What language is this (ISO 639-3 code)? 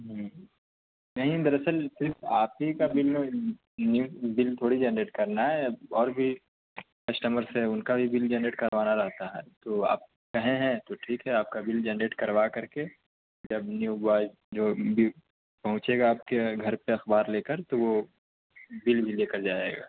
urd